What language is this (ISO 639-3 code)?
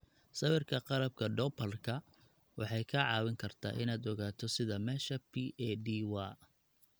som